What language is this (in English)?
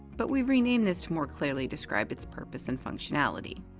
English